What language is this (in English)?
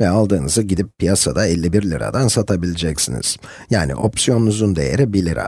Turkish